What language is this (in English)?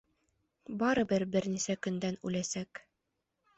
Bashkir